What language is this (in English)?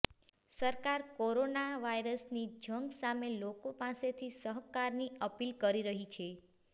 Gujarati